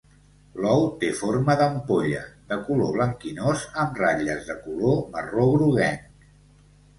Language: Catalan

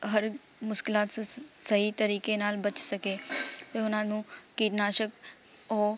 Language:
Punjabi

